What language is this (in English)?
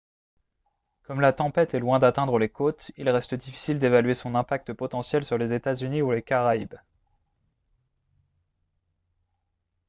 French